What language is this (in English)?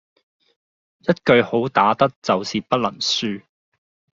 Cantonese